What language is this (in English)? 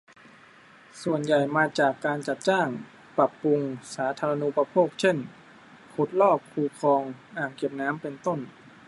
Thai